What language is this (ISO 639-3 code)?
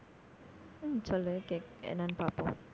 tam